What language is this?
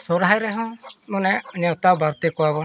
Santali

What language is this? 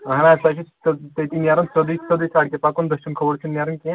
Kashmiri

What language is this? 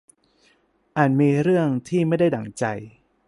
Thai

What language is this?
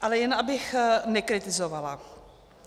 Czech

